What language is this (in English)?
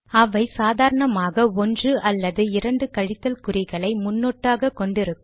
Tamil